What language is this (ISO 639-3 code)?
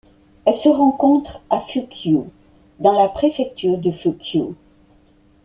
fra